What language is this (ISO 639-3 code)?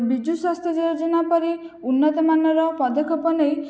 ori